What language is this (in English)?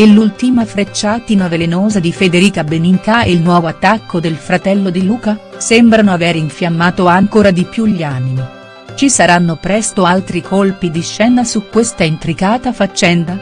Italian